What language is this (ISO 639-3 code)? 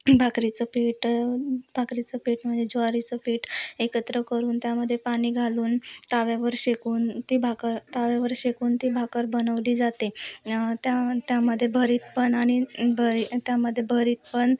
mar